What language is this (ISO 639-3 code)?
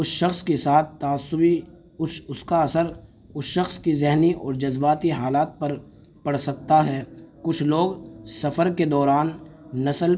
urd